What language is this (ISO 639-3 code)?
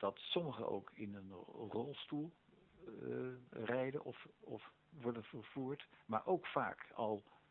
nld